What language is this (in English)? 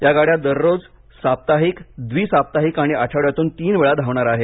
Marathi